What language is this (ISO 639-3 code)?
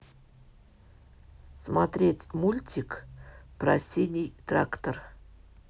rus